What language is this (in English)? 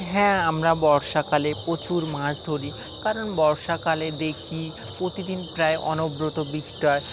Bangla